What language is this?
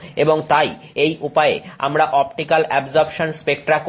Bangla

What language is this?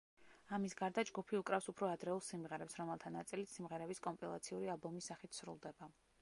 Georgian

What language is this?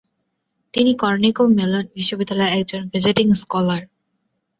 Bangla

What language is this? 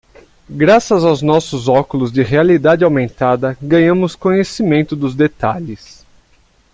Portuguese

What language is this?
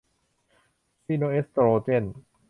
Thai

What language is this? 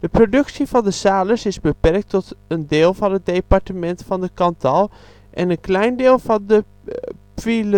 Dutch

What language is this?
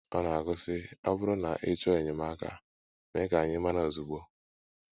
Igbo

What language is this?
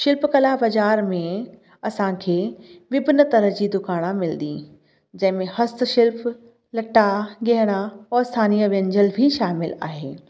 Sindhi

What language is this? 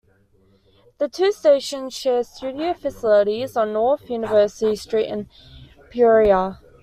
English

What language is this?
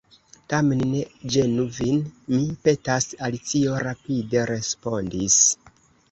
Esperanto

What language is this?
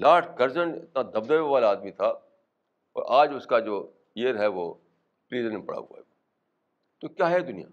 Urdu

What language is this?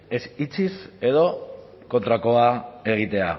Basque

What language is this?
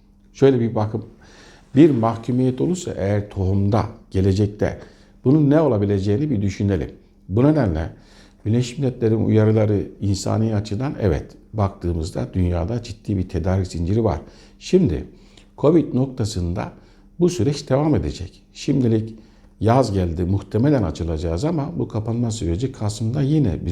Turkish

